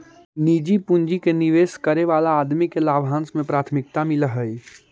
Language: Magahi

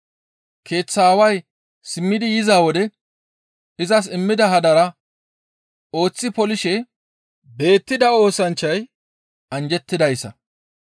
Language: Gamo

